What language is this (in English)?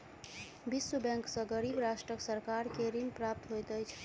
Maithili